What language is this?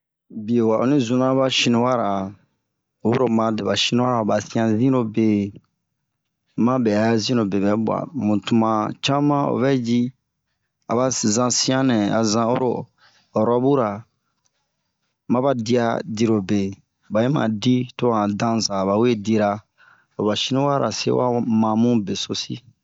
Bomu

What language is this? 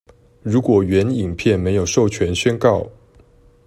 Chinese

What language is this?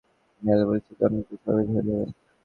Bangla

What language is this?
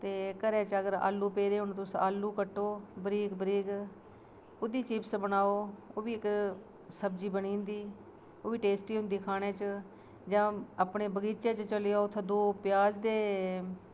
Dogri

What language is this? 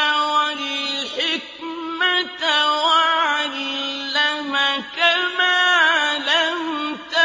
Arabic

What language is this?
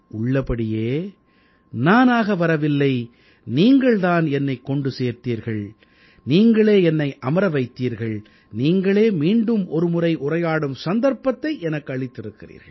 Tamil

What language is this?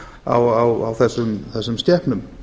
Icelandic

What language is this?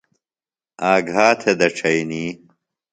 Phalura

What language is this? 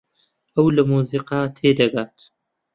Central Kurdish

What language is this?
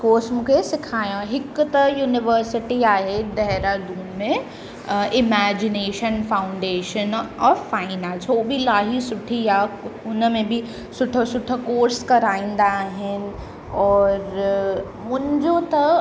Sindhi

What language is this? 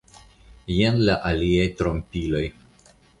Esperanto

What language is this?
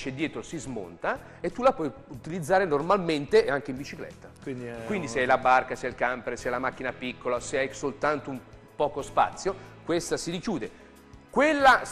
Italian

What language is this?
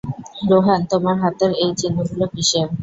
Bangla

